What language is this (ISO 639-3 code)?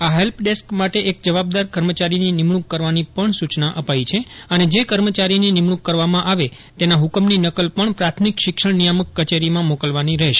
guj